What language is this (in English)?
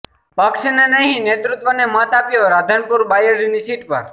Gujarati